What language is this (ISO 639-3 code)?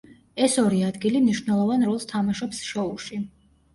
kat